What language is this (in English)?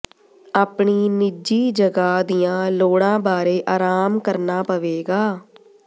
Punjabi